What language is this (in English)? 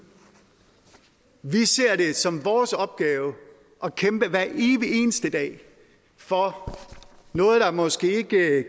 Danish